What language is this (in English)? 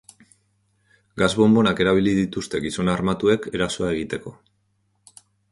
Basque